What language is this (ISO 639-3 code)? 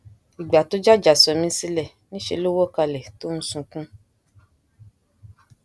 yor